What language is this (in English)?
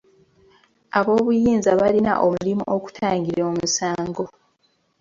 Ganda